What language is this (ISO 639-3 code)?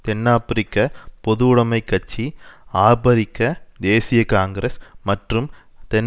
tam